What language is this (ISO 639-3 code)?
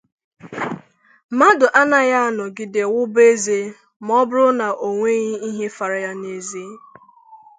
ibo